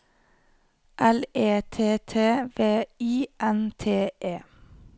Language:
Norwegian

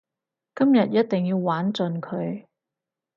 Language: Cantonese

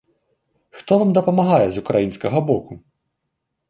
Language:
Belarusian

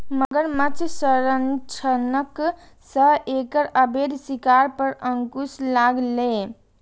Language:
Maithili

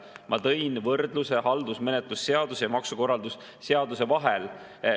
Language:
Estonian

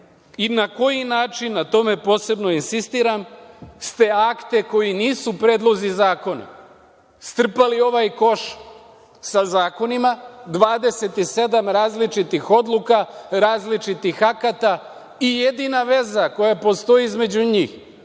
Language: Serbian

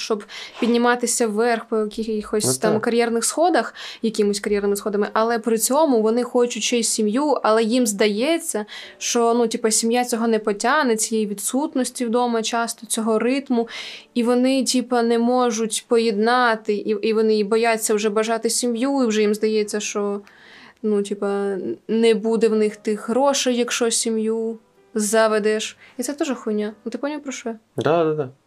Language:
Ukrainian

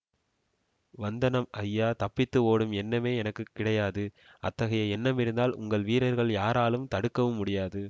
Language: Tamil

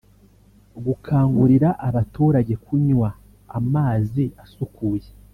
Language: Kinyarwanda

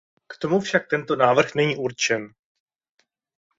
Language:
Czech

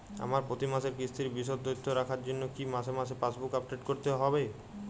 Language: Bangla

